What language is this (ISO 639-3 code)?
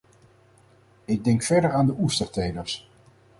nld